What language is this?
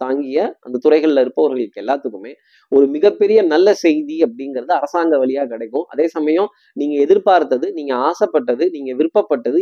Tamil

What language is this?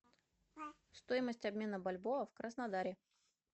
Russian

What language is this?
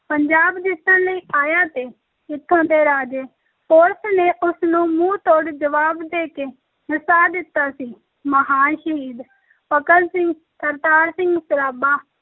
Punjabi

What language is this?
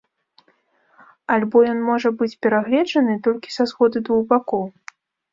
Belarusian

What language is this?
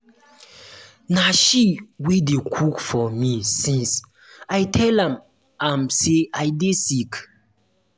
Nigerian Pidgin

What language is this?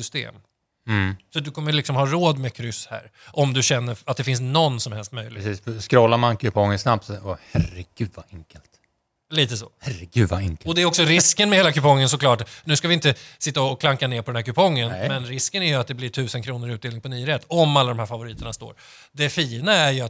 Swedish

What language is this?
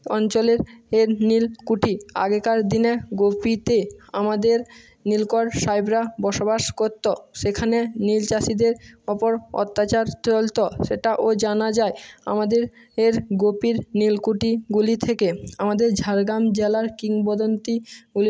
Bangla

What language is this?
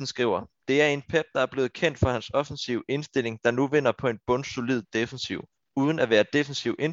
Danish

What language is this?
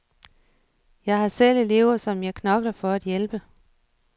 Danish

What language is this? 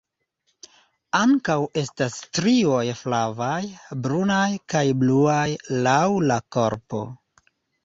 Esperanto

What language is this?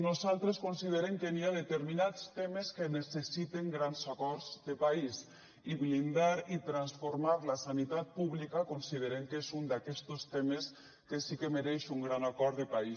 Catalan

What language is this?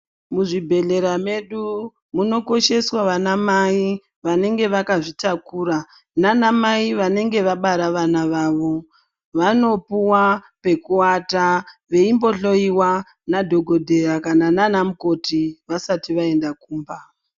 Ndau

